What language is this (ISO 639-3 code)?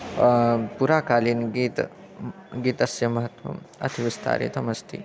san